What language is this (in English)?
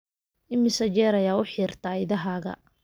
Somali